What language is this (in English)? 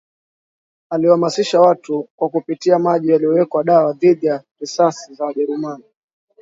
Swahili